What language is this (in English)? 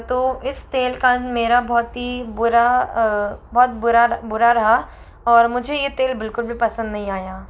Hindi